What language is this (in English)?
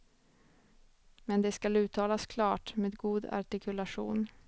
Swedish